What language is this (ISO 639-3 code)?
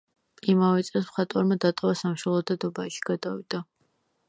kat